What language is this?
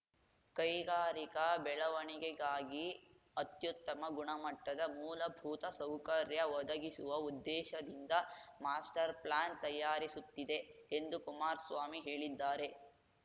Kannada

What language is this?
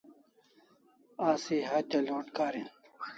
Kalasha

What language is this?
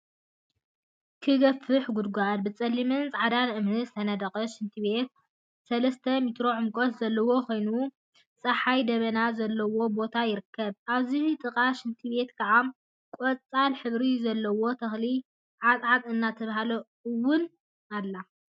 Tigrinya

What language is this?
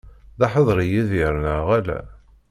Kabyle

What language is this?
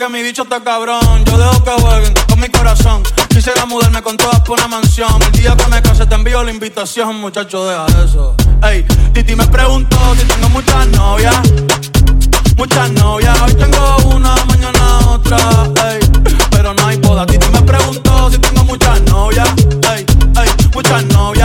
Ukrainian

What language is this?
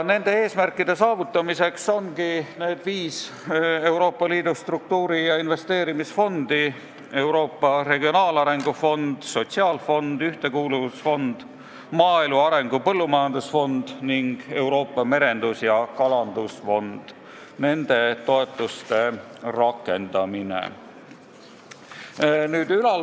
Estonian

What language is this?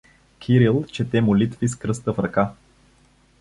Bulgarian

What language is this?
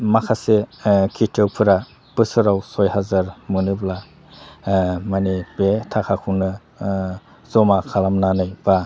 Bodo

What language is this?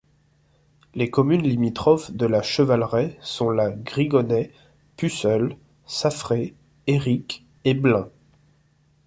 French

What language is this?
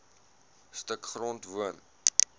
Afrikaans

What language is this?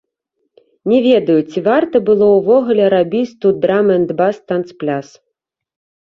Belarusian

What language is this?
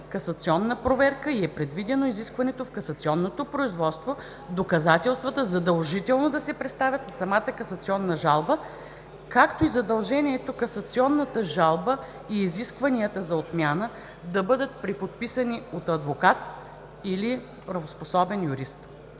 Bulgarian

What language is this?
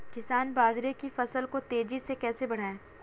Hindi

